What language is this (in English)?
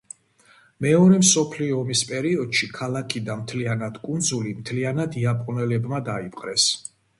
Georgian